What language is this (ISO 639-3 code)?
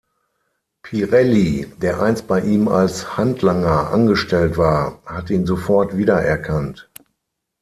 deu